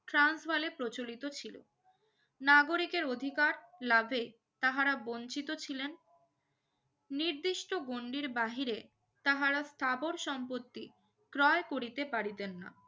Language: Bangla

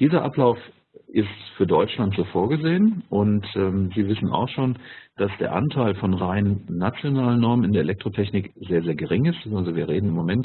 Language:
German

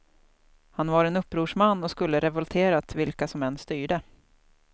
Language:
Swedish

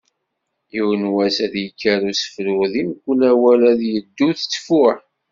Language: Kabyle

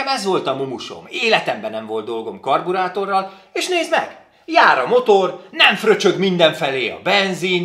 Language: Hungarian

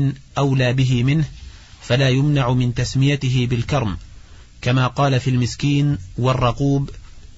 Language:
Arabic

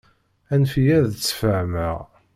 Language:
Kabyle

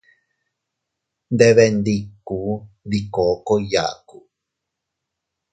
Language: Teutila Cuicatec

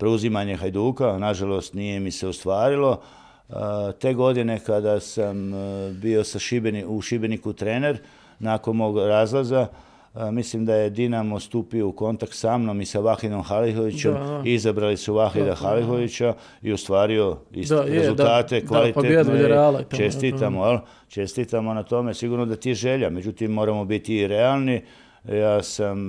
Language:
Croatian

